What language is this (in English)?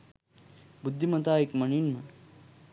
Sinhala